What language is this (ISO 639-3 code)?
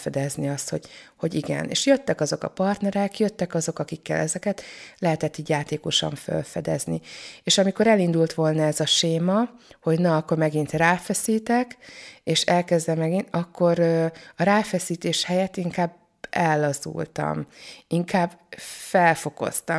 hun